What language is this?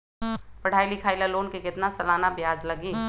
Magahi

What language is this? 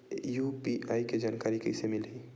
Chhattisgarhi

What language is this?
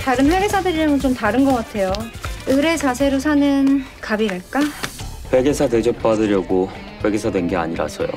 Korean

